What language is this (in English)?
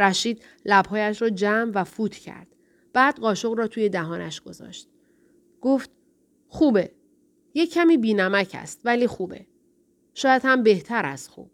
Persian